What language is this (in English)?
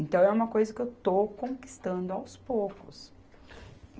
Portuguese